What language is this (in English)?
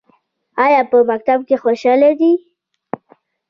Pashto